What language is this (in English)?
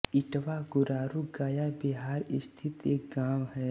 Hindi